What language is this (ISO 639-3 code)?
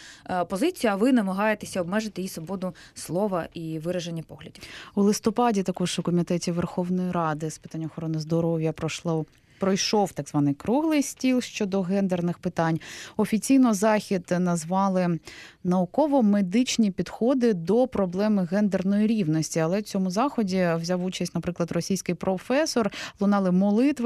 ukr